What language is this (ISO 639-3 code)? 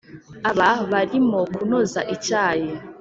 kin